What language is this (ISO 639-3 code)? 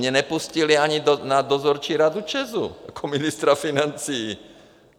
ces